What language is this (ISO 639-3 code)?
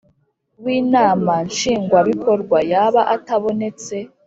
kin